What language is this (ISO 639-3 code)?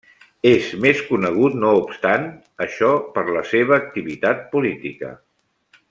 cat